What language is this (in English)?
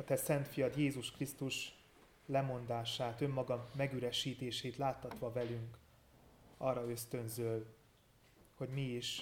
Hungarian